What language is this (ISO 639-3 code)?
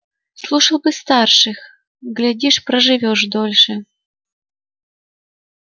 rus